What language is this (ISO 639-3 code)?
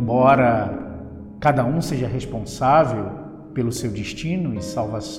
por